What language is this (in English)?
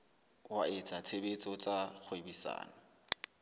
Southern Sotho